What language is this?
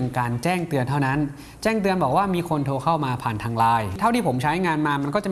Thai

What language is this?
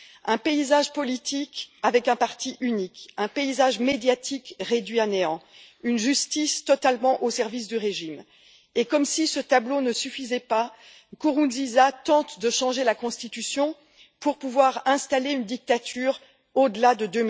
French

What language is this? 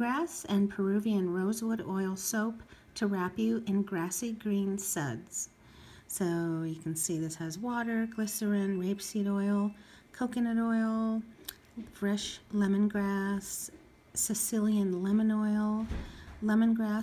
English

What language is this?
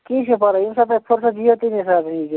Kashmiri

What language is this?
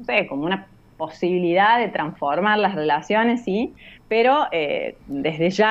Spanish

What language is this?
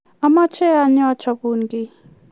Kalenjin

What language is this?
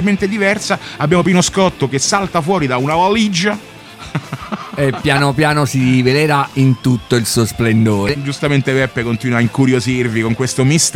Italian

